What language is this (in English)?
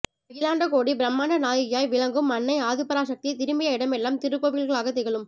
Tamil